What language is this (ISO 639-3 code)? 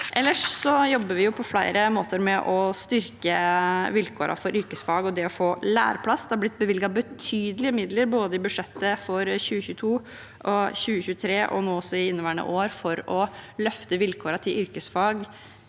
nor